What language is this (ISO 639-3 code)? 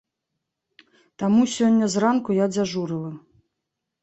bel